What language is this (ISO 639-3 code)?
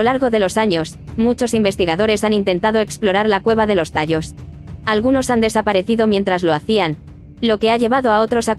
spa